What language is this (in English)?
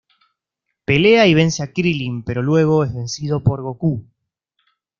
Spanish